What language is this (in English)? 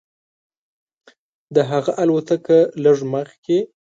Pashto